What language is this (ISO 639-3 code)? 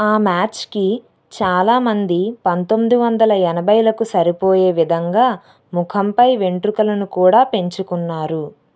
tel